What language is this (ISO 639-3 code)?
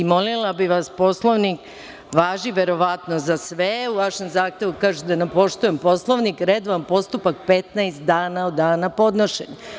srp